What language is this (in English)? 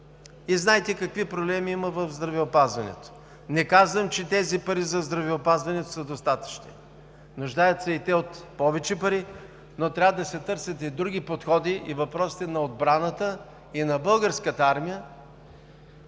Bulgarian